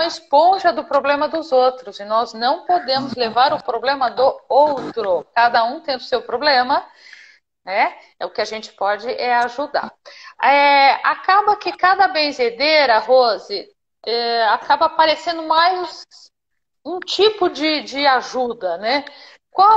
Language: Portuguese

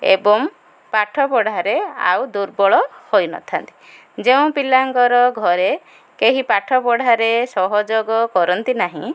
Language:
Odia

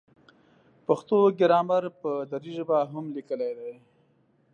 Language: Pashto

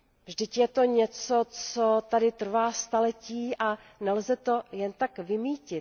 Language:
Czech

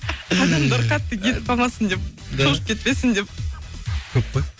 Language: Kazakh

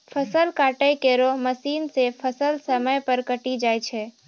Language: Maithili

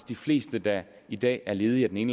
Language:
Danish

